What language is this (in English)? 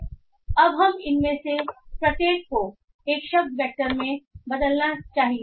Hindi